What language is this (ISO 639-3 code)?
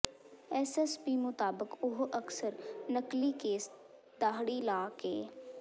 pan